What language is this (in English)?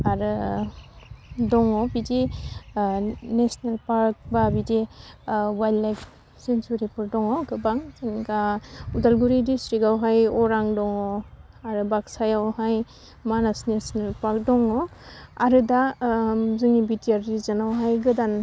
Bodo